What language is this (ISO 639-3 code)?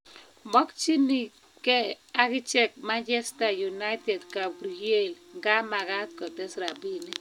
kln